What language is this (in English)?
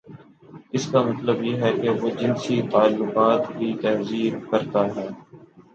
Urdu